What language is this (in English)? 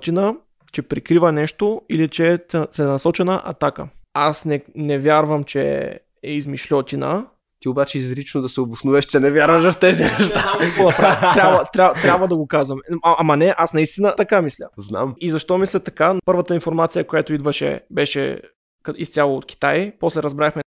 Bulgarian